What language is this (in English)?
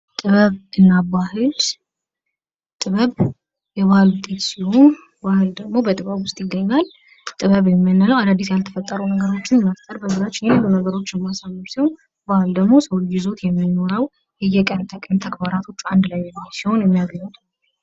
Amharic